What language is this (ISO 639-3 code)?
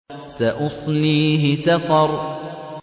ara